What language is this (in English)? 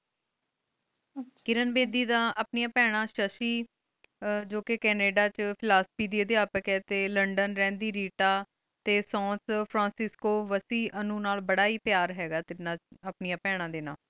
Punjabi